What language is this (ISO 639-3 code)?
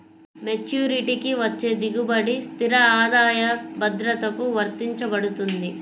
tel